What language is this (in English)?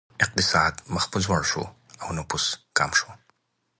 Pashto